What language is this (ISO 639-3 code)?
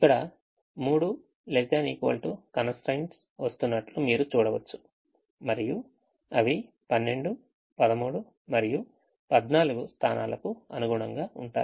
tel